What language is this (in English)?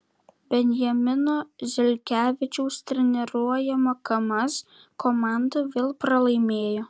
Lithuanian